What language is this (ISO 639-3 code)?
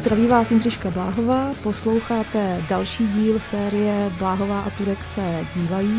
ces